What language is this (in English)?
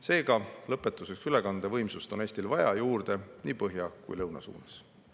Estonian